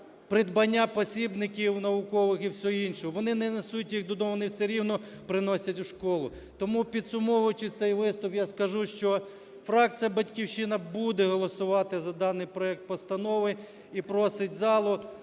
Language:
Ukrainian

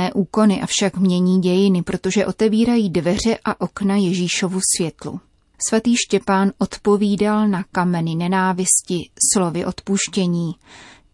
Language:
Czech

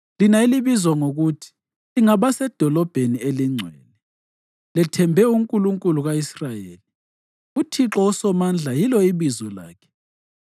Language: North Ndebele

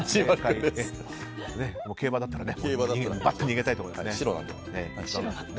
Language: Japanese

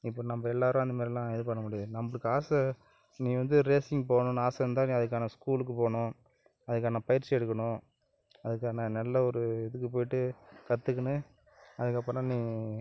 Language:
Tamil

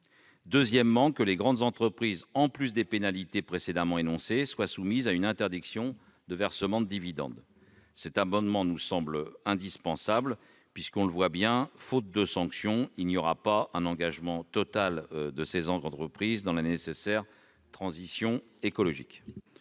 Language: French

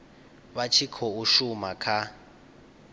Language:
Venda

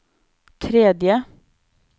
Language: Norwegian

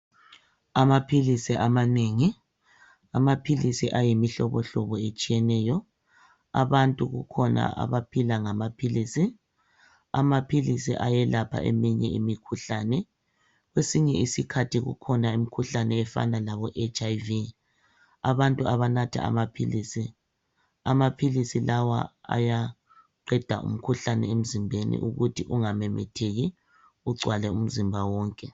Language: North Ndebele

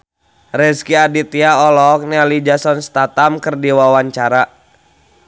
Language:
Sundanese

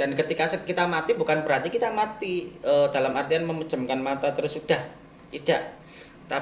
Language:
Indonesian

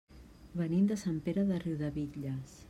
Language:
Catalan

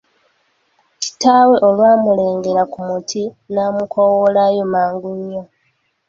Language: Ganda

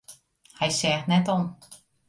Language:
Western Frisian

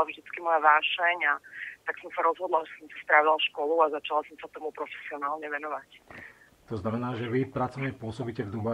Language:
Slovak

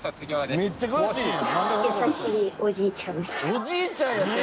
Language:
Japanese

